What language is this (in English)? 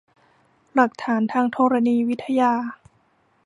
Thai